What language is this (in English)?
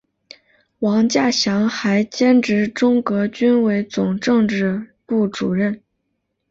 Chinese